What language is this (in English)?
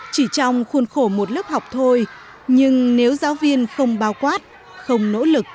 Vietnamese